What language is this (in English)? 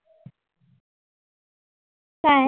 Marathi